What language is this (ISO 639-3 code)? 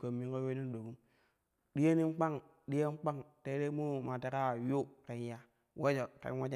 kuh